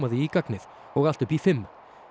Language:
Icelandic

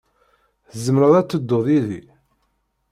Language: Kabyle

